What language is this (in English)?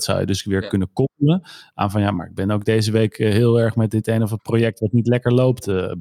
Dutch